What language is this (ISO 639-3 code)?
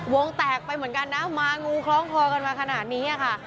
tha